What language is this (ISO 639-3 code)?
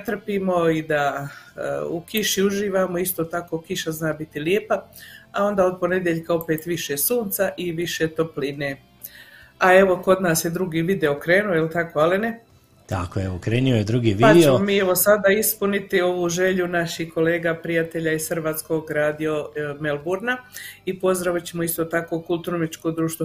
hrv